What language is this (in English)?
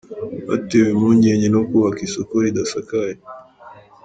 Kinyarwanda